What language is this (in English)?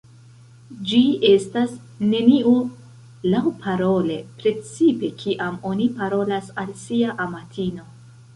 Esperanto